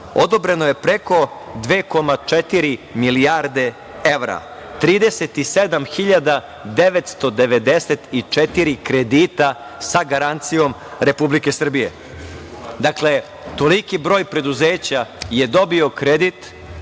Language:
Serbian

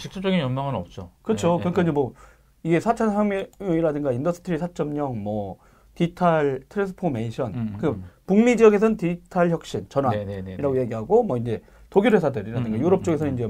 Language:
Korean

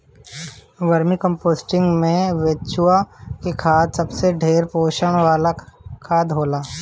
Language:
Bhojpuri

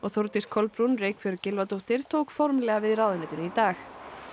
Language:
Icelandic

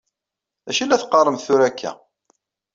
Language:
Kabyle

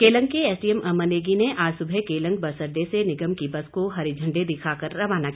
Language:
Hindi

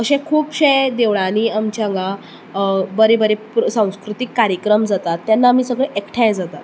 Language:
Konkani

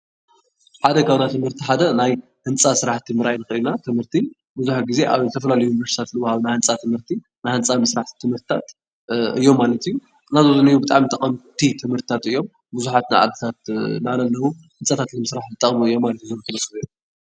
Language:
Tigrinya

